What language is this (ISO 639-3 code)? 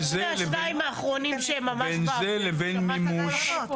heb